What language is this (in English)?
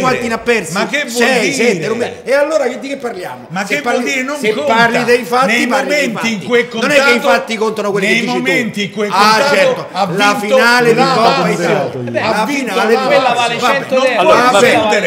Italian